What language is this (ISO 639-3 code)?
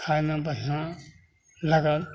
mai